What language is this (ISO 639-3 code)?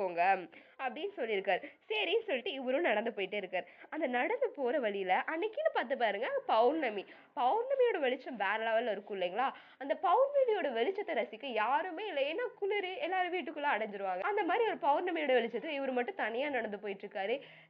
tam